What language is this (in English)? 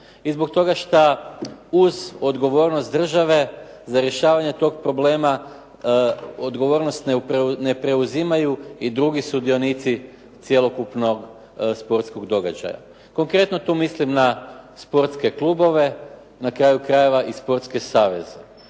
Croatian